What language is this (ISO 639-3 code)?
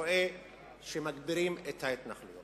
heb